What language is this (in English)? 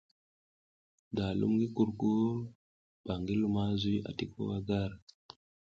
South Giziga